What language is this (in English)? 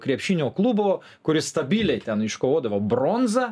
Lithuanian